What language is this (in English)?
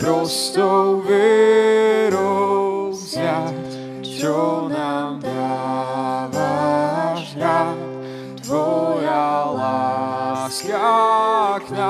Slovak